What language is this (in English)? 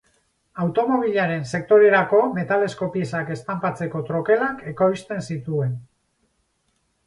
Basque